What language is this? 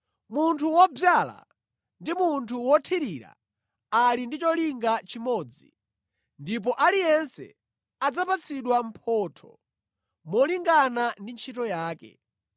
Nyanja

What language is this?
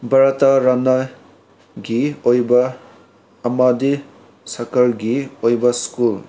Manipuri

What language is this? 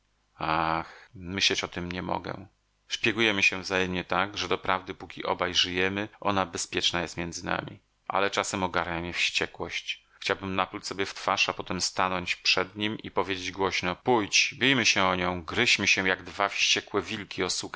Polish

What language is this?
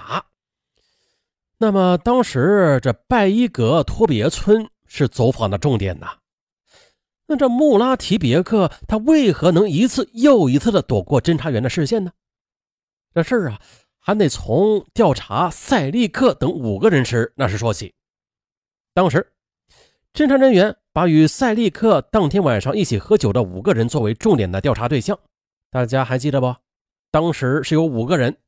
Chinese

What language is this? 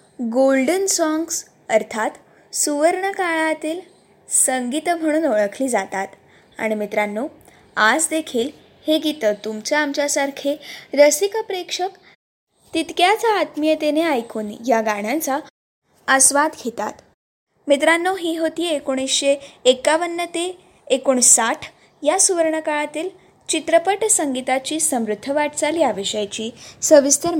Marathi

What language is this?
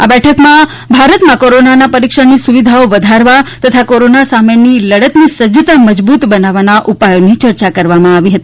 Gujarati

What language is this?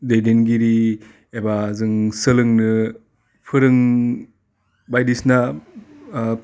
Bodo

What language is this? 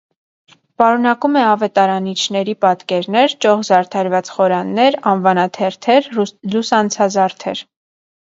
Armenian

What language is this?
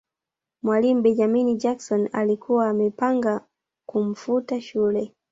Swahili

